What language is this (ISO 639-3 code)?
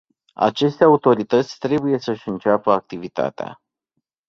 ron